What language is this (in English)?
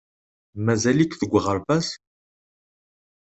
Kabyle